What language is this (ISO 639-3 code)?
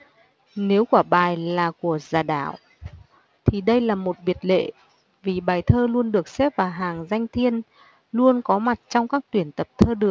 vie